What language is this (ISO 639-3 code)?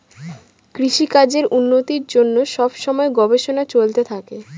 ben